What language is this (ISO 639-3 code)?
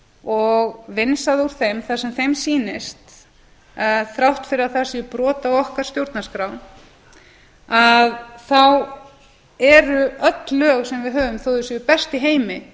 isl